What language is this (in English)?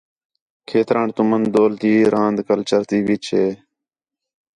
Khetrani